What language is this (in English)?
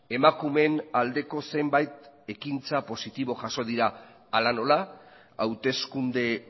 Basque